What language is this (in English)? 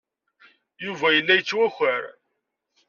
Kabyle